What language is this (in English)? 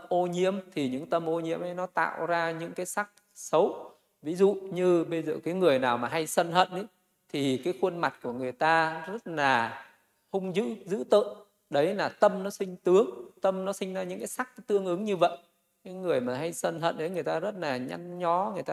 Vietnamese